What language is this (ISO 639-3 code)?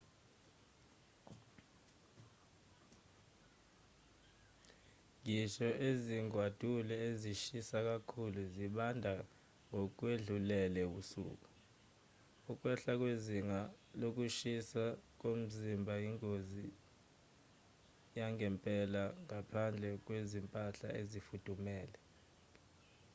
zul